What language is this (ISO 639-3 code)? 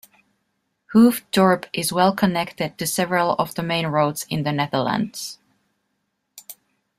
eng